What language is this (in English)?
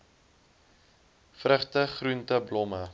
Afrikaans